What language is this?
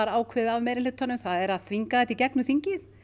Icelandic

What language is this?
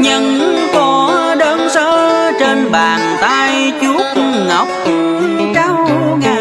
Vietnamese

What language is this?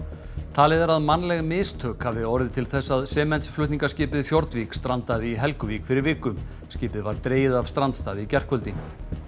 Icelandic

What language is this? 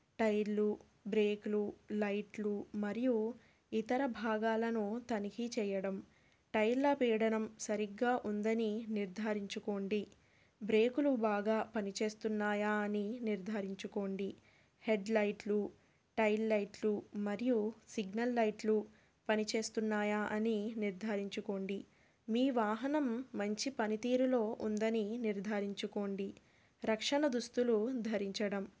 Telugu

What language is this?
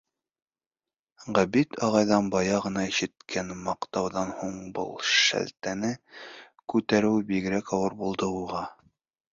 Bashkir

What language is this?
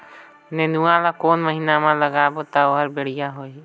Chhattisgarhi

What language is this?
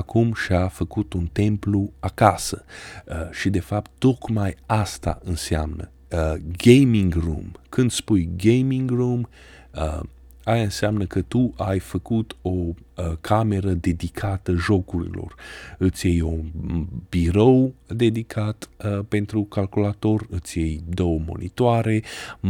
Romanian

